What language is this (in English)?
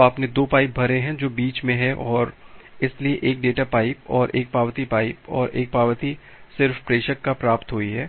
Hindi